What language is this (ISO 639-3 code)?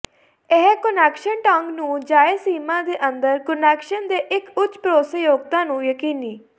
pan